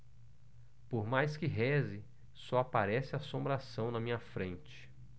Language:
Portuguese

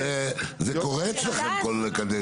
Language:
Hebrew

